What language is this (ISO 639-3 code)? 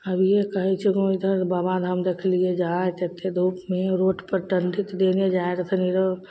mai